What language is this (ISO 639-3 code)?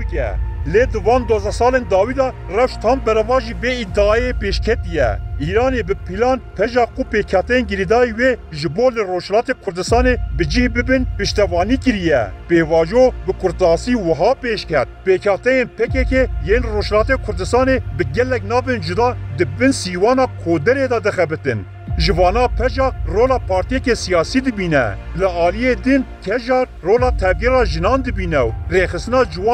tur